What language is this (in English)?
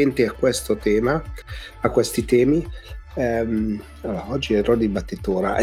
Italian